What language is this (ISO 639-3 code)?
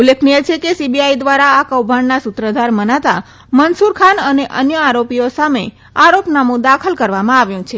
guj